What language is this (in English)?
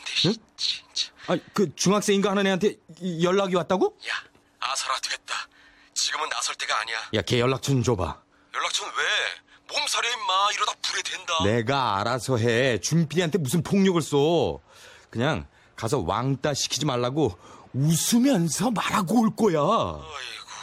Korean